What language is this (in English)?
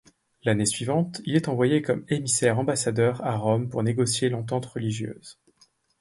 French